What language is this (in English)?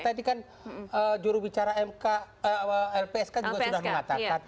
Indonesian